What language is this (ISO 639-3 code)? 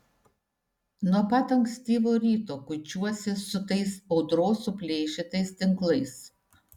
lit